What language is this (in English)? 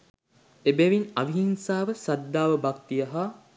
Sinhala